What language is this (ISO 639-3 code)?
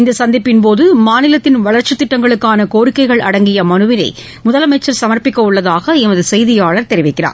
tam